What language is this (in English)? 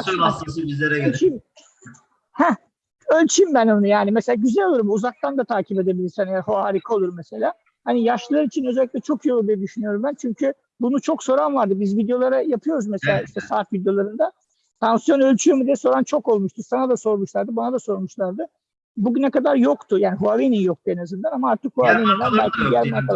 Turkish